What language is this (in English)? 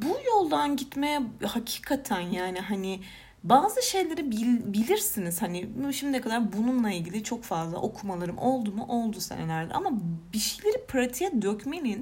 Turkish